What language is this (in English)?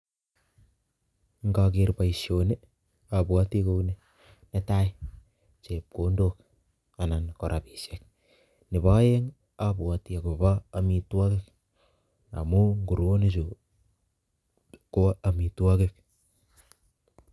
Kalenjin